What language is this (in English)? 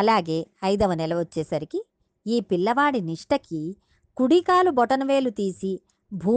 Telugu